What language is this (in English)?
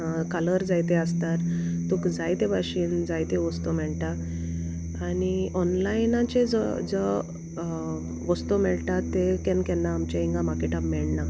Konkani